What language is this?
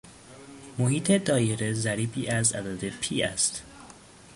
Persian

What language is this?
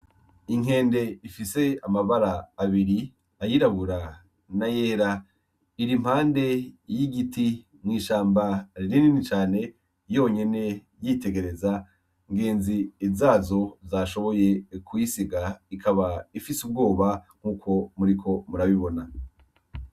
Rundi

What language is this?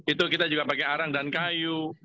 Indonesian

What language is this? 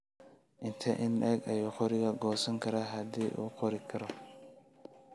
Somali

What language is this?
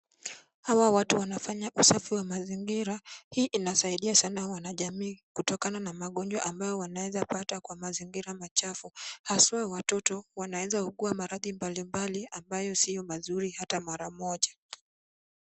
Swahili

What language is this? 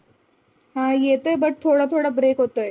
Marathi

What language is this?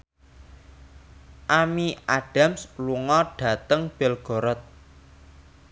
Javanese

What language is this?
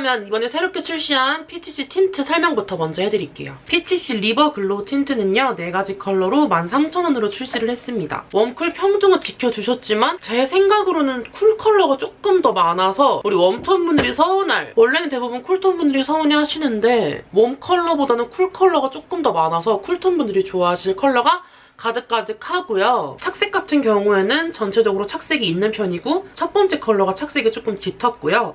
Korean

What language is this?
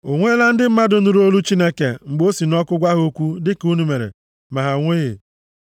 Igbo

